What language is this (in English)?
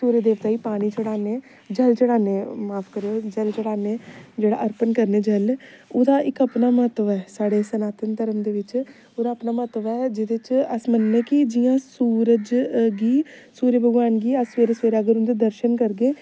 Dogri